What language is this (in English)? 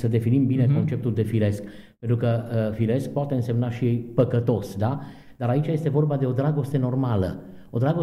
Romanian